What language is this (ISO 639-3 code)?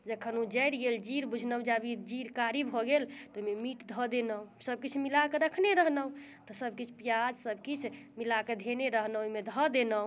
mai